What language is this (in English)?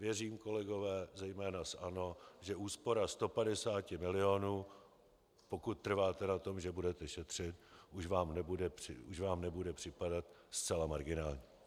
Czech